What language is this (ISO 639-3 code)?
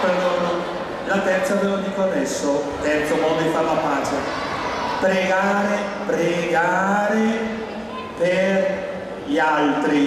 ita